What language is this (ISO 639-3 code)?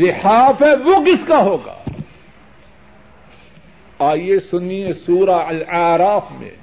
urd